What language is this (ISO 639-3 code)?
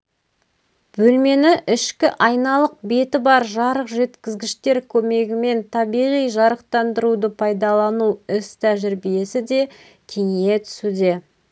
kaz